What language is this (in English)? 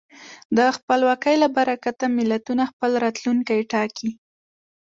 Pashto